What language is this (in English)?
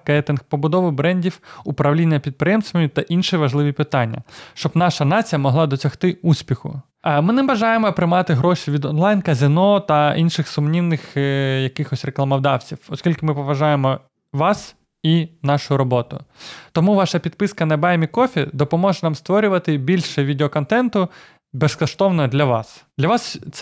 Ukrainian